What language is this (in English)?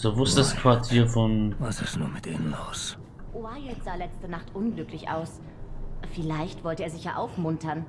German